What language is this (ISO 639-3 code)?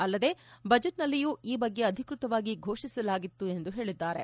kan